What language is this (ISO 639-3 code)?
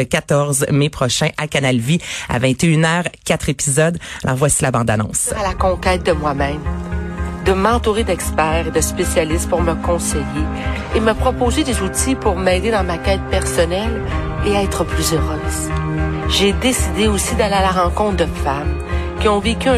fra